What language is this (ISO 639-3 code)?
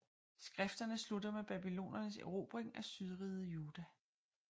dan